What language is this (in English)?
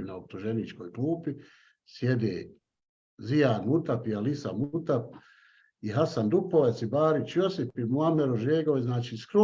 Bosnian